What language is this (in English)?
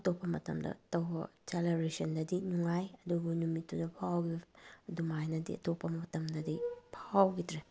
Manipuri